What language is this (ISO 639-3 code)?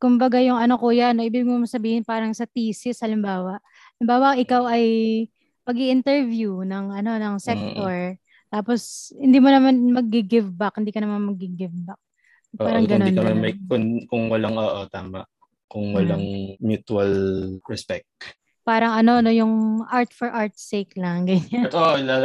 fil